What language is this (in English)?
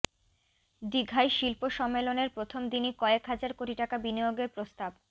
Bangla